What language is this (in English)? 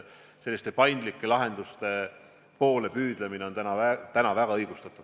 Estonian